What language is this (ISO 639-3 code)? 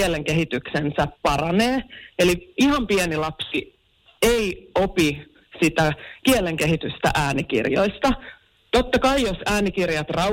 fin